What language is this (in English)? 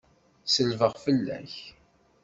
Kabyle